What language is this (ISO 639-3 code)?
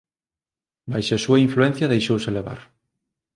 glg